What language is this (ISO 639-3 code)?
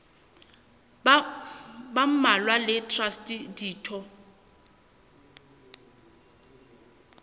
sot